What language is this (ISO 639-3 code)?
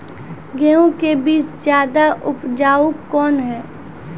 mai